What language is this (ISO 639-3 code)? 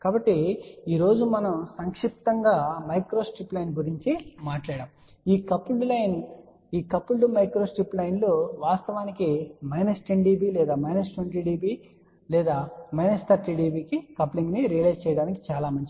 tel